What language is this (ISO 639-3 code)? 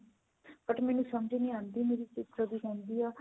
pan